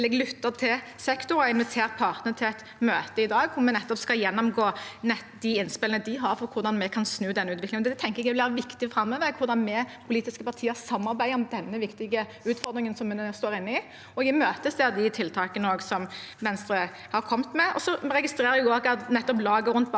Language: Norwegian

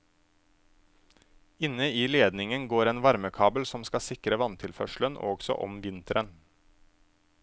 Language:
Norwegian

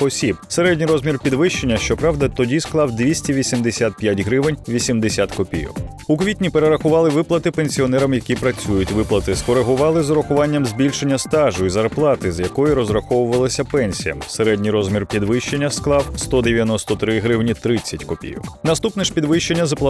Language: Ukrainian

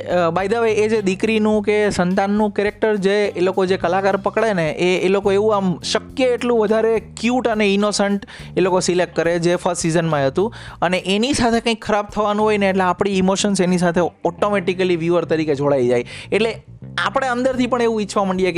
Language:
Gujarati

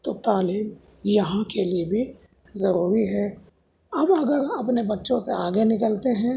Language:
Urdu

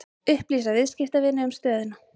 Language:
Icelandic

